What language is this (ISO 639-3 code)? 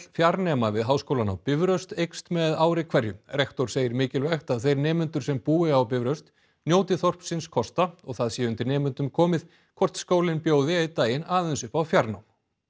isl